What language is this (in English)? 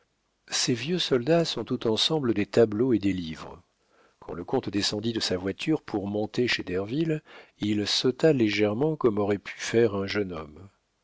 French